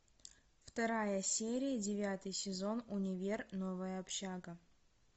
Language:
Russian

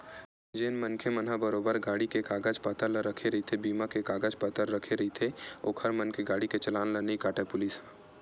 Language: Chhattisgarhi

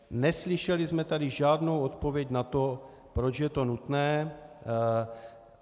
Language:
Czech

